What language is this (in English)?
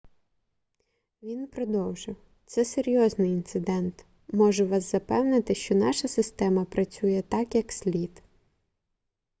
Ukrainian